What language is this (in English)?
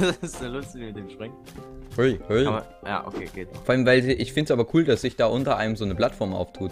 German